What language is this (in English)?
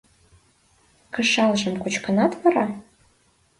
Mari